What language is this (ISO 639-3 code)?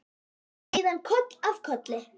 isl